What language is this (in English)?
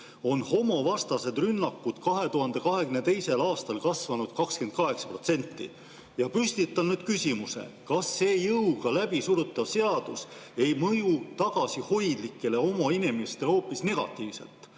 Estonian